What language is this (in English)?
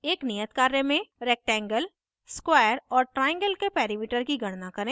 Hindi